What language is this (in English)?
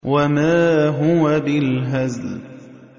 Arabic